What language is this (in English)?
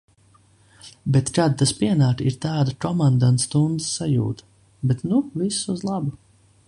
Latvian